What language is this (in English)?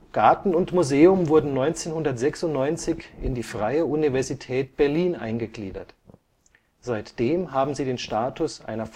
German